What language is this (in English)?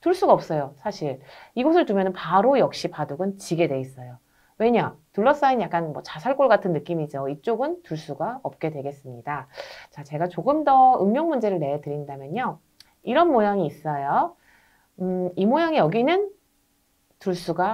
Korean